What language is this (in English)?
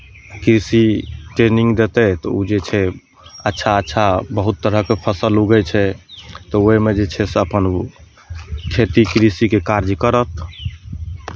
Maithili